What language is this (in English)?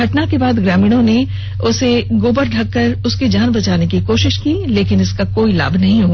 Hindi